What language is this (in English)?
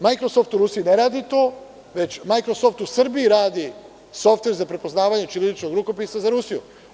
Serbian